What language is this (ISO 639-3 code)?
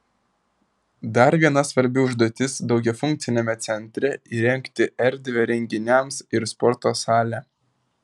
lit